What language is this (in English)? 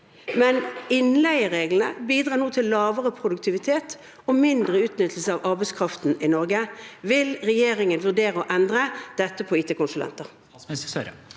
Norwegian